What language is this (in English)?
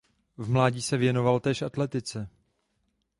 Czech